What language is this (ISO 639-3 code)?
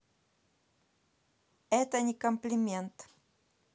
rus